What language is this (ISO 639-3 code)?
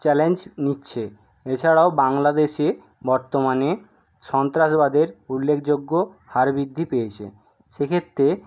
ben